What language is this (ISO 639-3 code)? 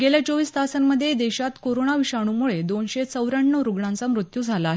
mar